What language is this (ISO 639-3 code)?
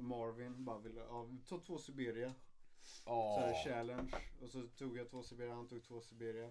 swe